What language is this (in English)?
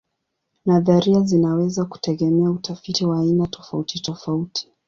Swahili